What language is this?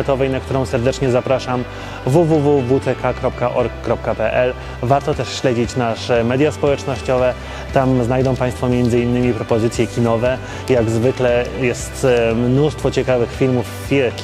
Polish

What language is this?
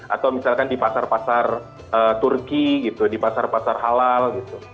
Indonesian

